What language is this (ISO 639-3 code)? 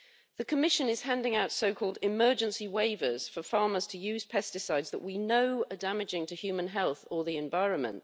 eng